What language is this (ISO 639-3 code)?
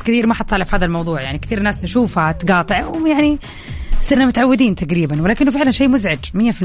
ara